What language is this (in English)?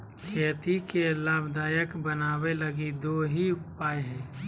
Magahi